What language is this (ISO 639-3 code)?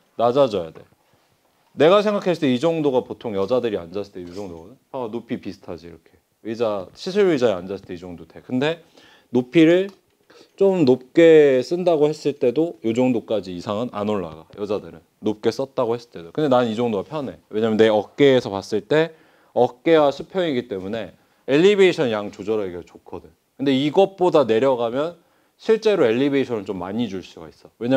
kor